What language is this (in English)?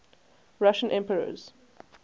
English